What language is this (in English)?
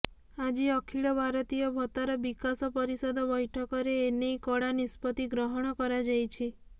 Odia